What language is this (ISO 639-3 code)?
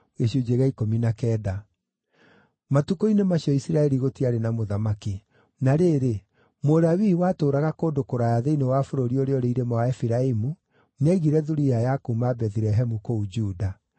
kik